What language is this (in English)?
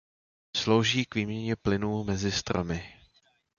Czech